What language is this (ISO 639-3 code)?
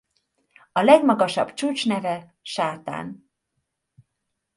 hun